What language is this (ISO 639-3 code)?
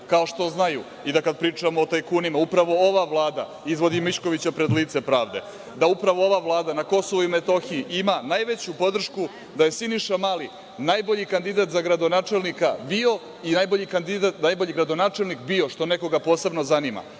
srp